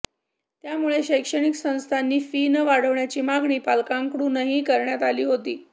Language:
Marathi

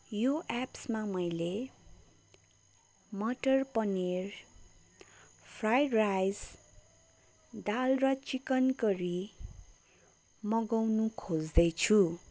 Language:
Nepali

